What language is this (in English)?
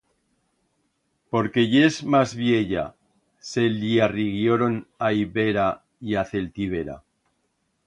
Aragonese